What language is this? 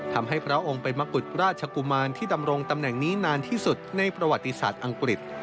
Thai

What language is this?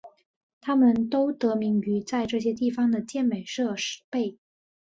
Chinese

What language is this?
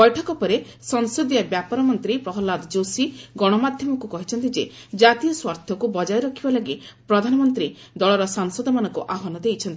Odia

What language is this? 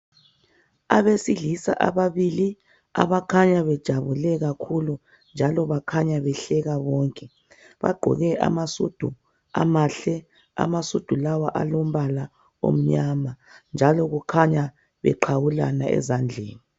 North Ndebele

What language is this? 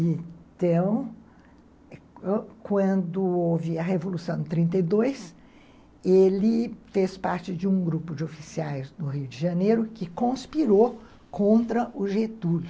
Portuguese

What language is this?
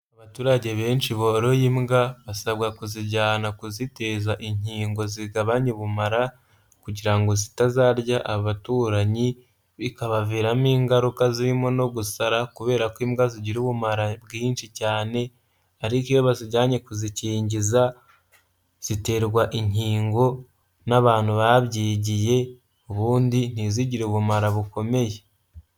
Kinyarwanda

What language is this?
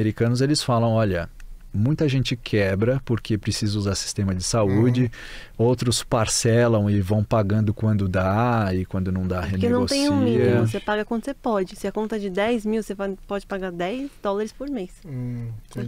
Portuguese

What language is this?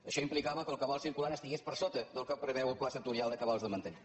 Catalan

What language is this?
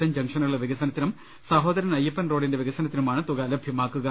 Malayalam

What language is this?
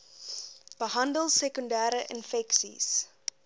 Afrikaans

